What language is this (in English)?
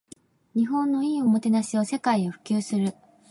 Japanese